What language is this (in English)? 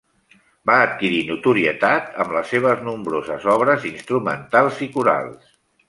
Catalan